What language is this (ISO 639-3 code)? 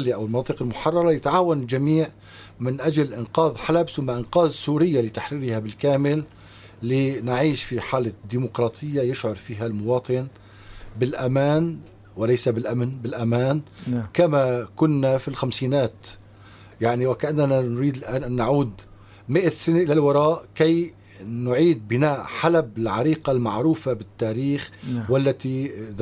ara